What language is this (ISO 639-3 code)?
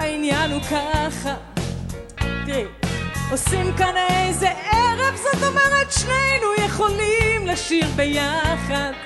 heb